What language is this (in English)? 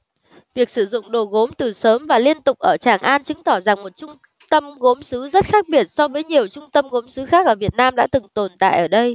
Vietnamese